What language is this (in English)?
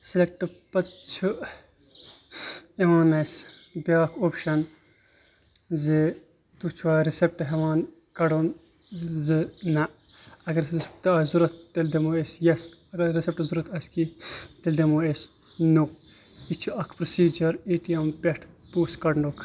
Kashmiri